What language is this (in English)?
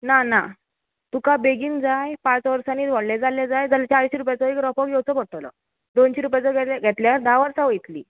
Konkani